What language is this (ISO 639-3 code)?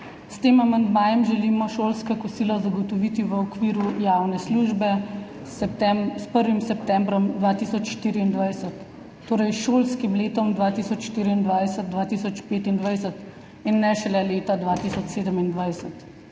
slv